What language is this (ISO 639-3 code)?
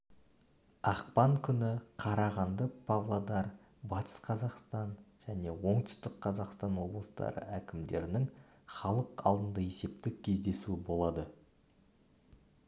kaz